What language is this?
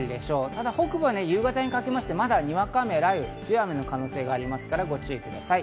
Japanese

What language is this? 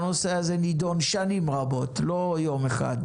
Hebrew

